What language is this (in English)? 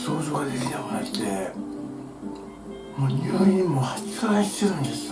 Japanese